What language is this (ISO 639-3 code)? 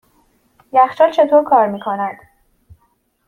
fas